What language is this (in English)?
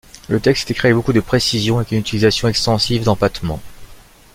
French